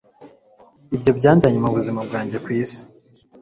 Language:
Kinyarwanda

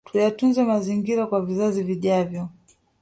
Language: Swahili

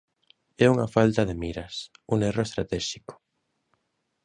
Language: Galician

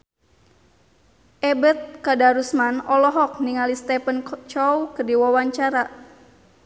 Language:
Sundanese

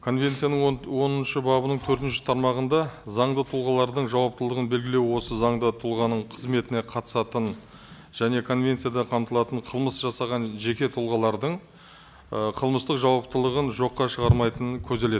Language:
Kazakh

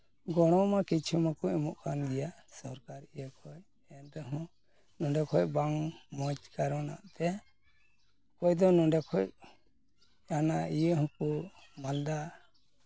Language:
Santali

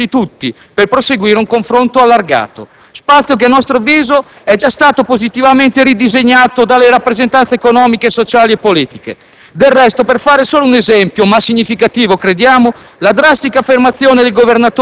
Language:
Italian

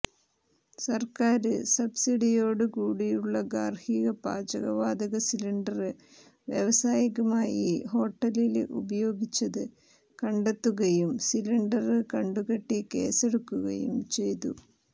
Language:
Malayalam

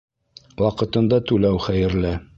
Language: Bashkir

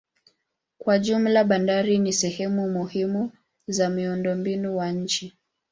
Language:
Swahili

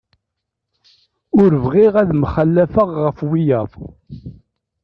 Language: Kabyle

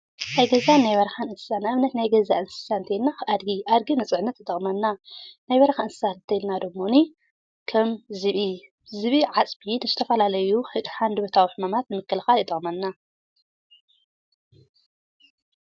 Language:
Tigrinya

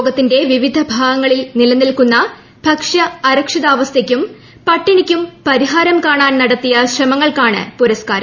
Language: Malayalam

